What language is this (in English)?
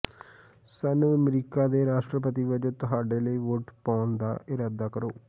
Punjabi